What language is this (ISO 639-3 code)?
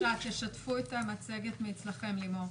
heb